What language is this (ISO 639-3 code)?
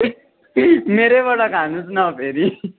nep